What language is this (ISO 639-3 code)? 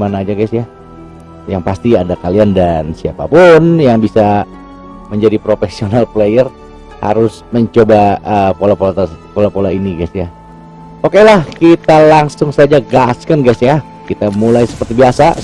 ind